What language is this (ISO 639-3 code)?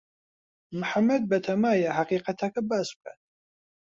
ckb